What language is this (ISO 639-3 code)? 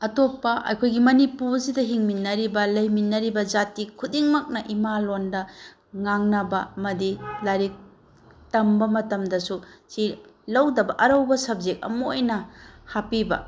mni